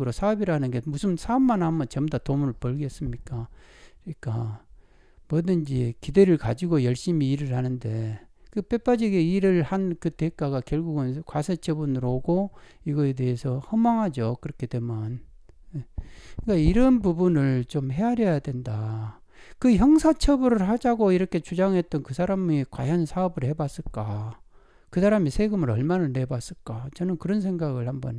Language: Korean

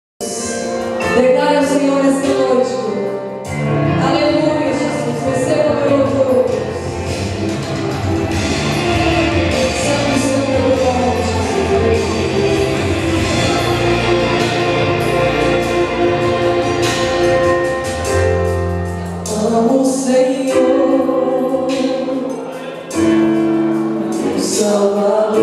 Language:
Latvian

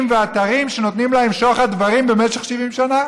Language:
Hebrew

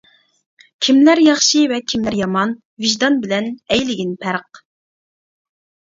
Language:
Uyghur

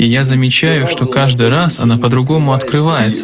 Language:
Russian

